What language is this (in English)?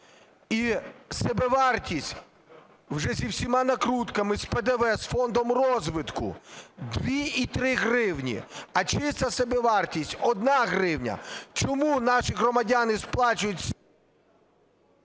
Ukrainian